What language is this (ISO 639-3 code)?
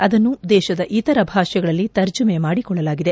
kan